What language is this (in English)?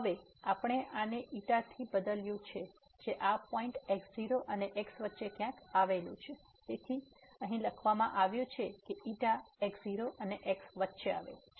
Gujarati